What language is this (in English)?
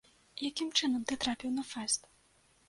Belarusian